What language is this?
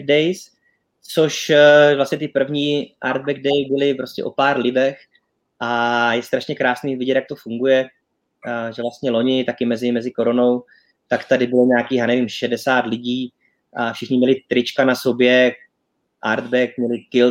Czech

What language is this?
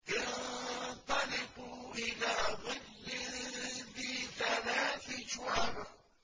Arabic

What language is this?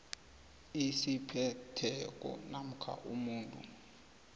South Ndebele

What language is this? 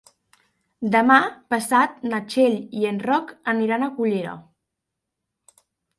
Catalan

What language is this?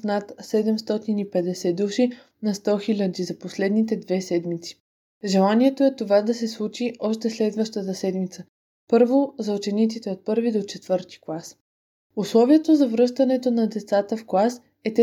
Bulgarian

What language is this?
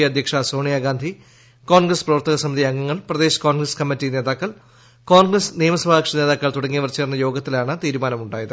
Malayalam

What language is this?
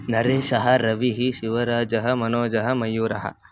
Sanskrit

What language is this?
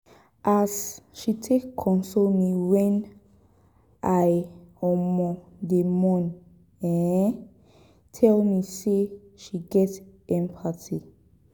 Nigerian Pidgin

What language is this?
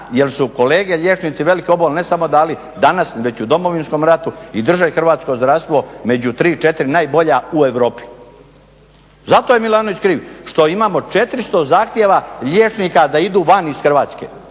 Croatian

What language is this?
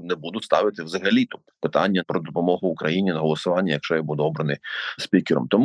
Ukrainian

